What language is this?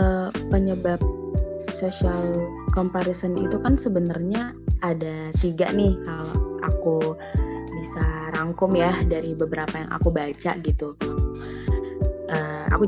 Indonesian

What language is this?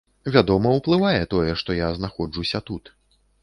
Belarusian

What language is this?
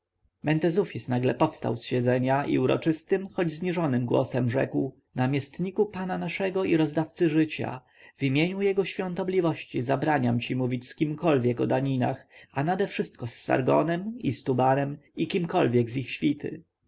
Polish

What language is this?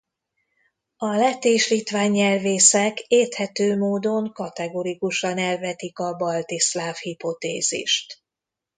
Hungarian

